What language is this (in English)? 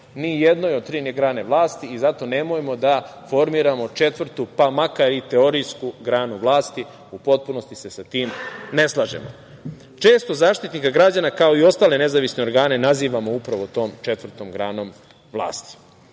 Serbian